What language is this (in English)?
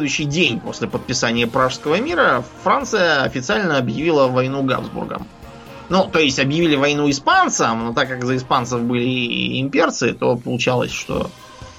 Russian